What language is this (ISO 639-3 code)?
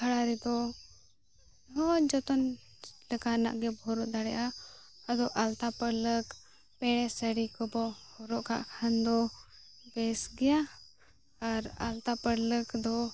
sat